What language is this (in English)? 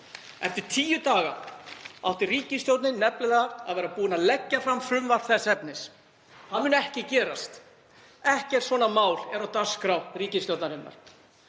Icelandic